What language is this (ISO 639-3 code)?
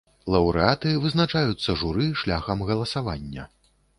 bel